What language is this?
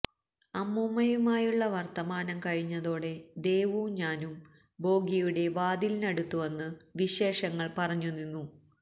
Malayalam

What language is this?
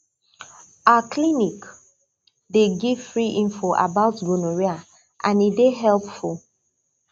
Nigerian Pidgin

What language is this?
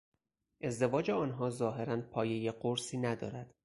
Persian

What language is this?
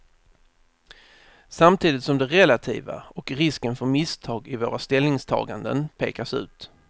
Swedish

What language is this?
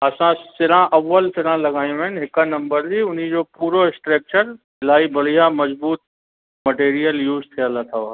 Sindhi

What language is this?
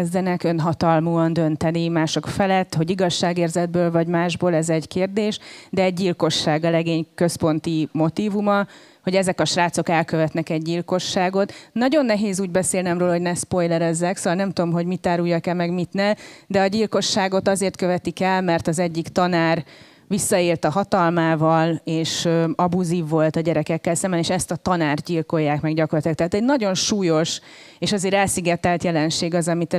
Hungarian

